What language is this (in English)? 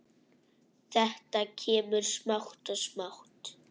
Icelandic